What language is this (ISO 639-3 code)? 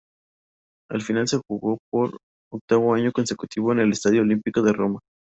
spa